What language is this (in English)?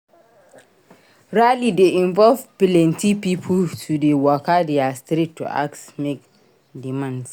Nigerian Pidgin